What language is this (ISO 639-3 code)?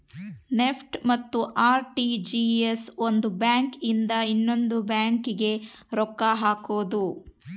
kan